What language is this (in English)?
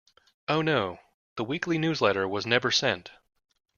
English